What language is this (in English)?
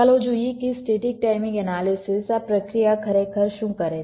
Gujarati